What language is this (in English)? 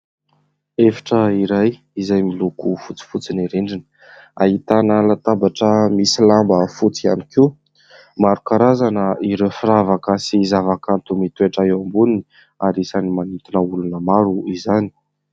Malagasy